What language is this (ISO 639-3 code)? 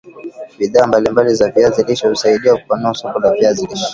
swa